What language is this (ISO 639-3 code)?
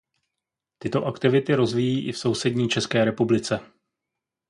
ces